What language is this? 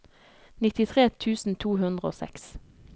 Norwegian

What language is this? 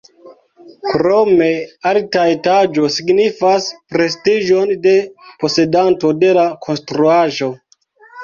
Esperanto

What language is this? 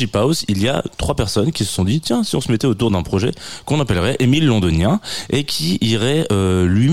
French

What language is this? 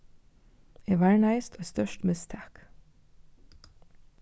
Faroese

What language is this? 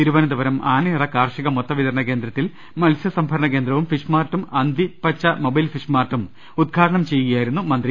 Malayalam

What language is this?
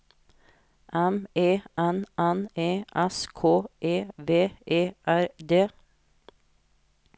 Norwegian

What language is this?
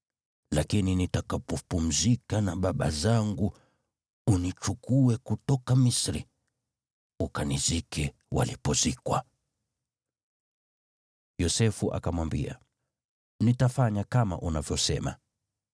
Swahili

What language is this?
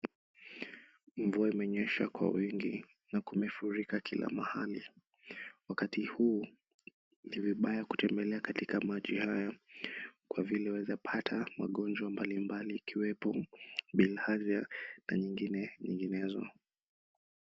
Swahili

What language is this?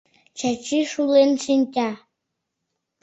Mari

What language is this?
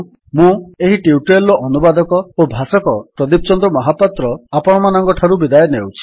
Odia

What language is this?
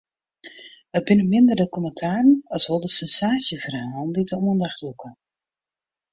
Western Frisian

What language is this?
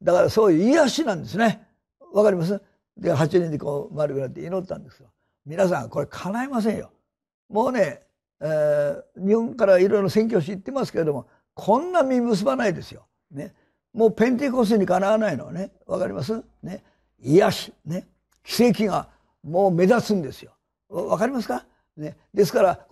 Japanese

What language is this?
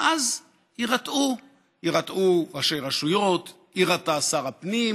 Hebrew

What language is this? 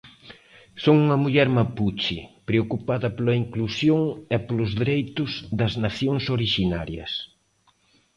Galician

